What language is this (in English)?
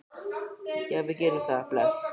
Icelandic